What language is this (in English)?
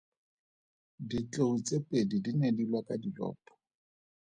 Tswana